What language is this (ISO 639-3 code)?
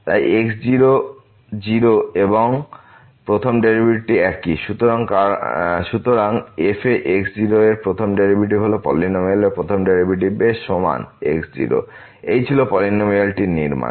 ben